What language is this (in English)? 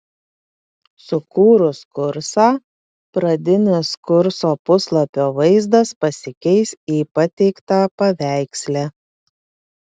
Lithuanian